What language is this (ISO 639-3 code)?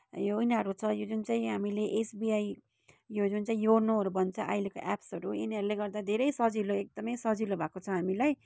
nep